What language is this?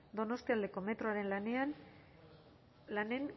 Basque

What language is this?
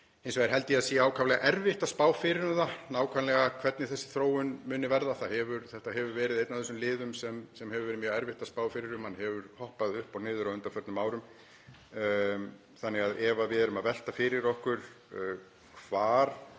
Icelandic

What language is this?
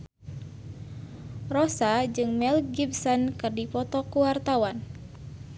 Sundanese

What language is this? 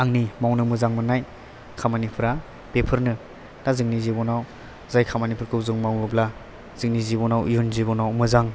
Bodo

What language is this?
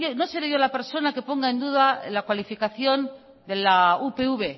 Spanish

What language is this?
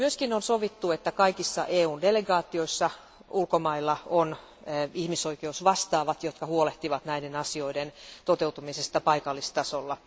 Finnish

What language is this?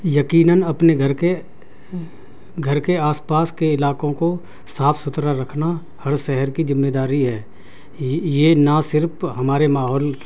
Urdu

